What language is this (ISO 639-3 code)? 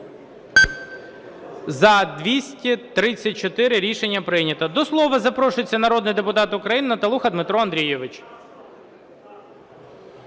ukr